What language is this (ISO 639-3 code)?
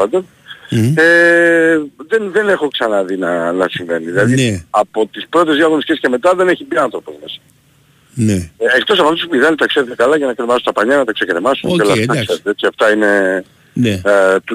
ell